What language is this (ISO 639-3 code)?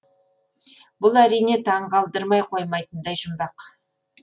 kaz